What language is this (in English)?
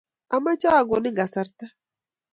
Kalenjin